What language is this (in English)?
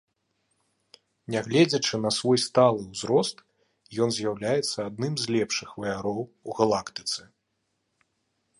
Belarusian